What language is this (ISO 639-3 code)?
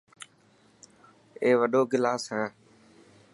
mki